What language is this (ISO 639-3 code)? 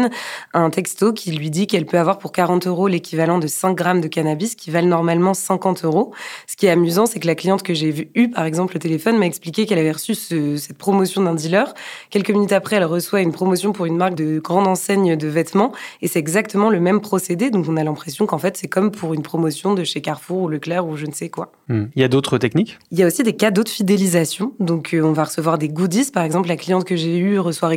fra